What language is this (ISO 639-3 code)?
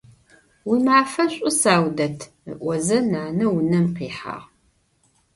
ady